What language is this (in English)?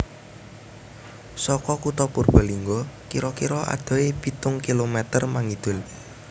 Javanese